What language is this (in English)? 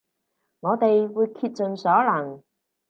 Cantonese